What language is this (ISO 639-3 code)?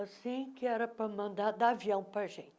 por